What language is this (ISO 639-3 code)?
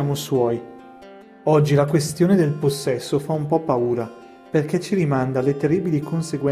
ita